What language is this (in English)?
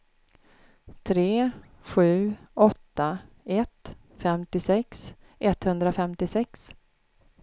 Swedish